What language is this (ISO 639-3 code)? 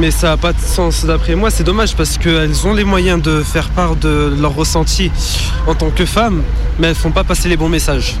fra